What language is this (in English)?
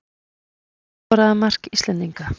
Icelandic